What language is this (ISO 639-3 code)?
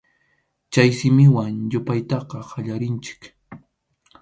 qxu